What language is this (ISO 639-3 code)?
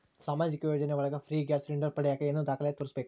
kan